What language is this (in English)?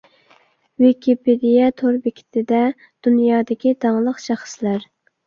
Uyghur